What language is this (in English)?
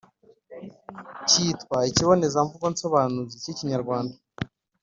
Kinyarwanda